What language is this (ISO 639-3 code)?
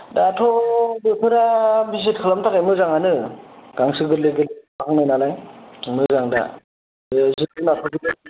brx